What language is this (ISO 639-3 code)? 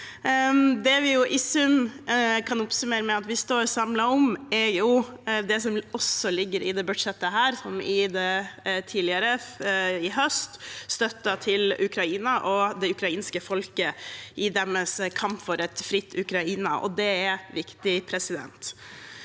nor